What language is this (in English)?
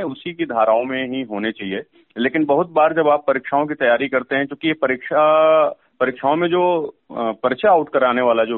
Hindi